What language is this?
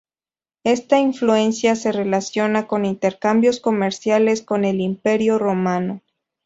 Spanish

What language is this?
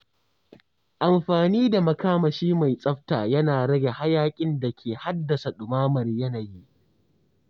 Hausa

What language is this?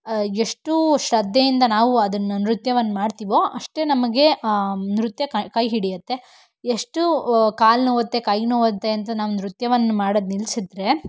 Kannada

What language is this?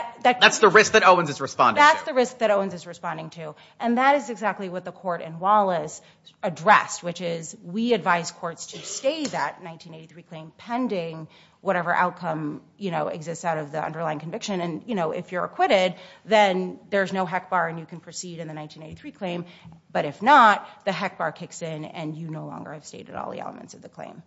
English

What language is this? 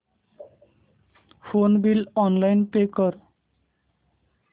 Marathi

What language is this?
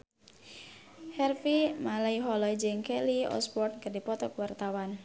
Sundanese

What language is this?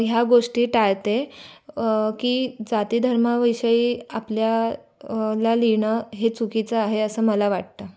Marathi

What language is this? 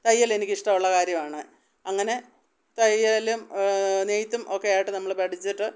Malayalam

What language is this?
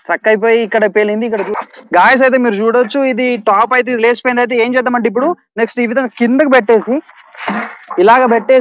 Hindi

